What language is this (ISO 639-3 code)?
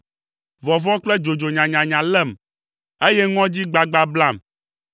ewe